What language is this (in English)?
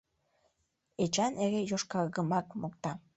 Mari